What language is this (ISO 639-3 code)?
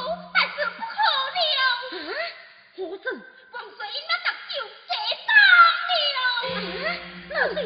zho